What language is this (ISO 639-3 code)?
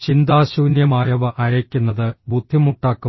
mal